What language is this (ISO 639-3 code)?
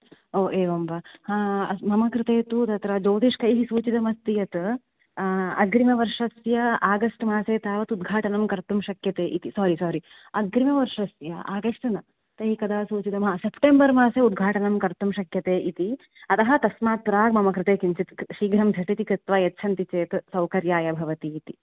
san